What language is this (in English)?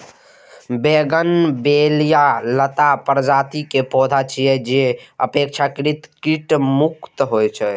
Maithili